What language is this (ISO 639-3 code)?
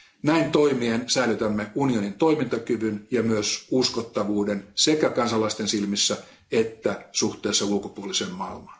fin